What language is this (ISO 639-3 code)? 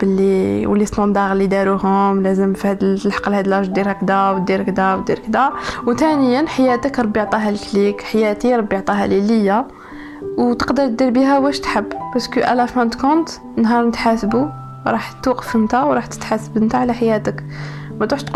ara